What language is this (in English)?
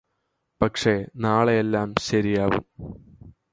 Malayalam